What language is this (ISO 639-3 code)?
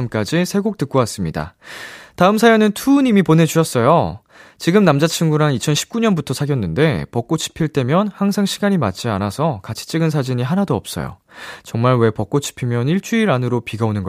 kor